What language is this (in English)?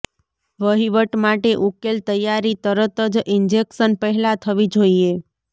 Gujarati